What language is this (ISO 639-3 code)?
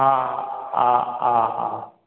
snd